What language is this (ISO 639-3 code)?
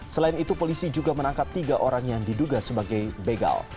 ind